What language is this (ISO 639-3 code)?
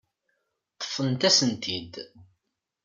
kab